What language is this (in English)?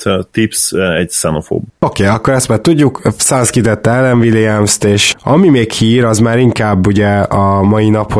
Hungarian